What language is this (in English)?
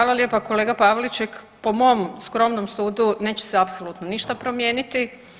Croatian